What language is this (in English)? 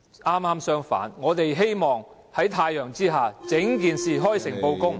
Cantonese